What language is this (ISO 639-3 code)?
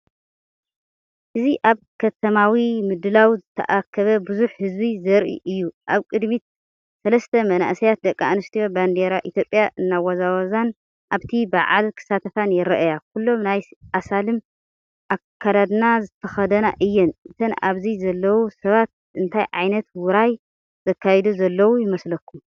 tir